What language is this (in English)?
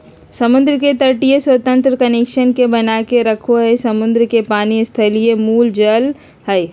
Magahi